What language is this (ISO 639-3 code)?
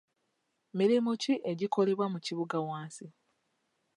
lug